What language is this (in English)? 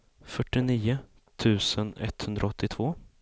Swedish